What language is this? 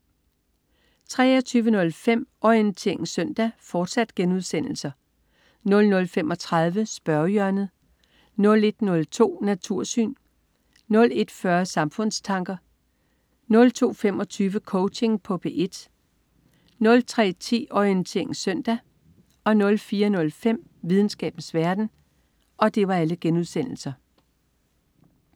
Danish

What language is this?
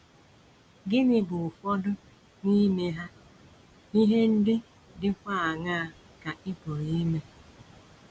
Igbo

